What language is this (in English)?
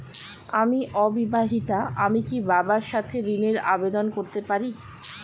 Bangla